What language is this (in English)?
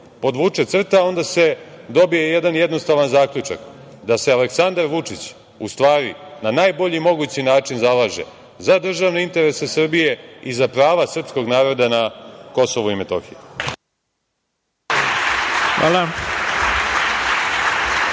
Serbian